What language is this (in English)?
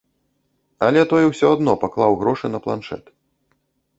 Belarusian